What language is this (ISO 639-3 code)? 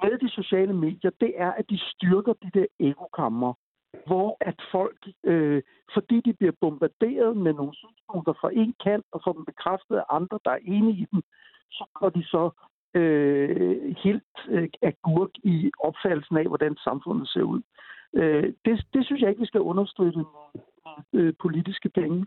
dan